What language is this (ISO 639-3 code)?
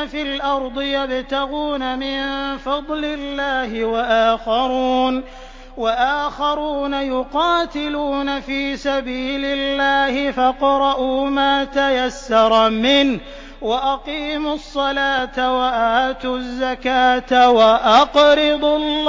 ara